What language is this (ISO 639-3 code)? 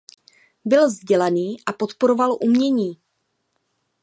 ces